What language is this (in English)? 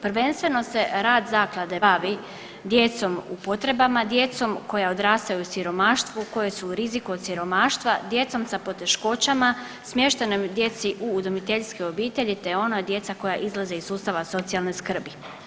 Croatian